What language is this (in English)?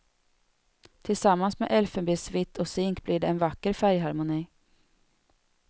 Swedish